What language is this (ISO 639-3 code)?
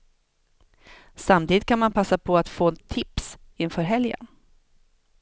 swe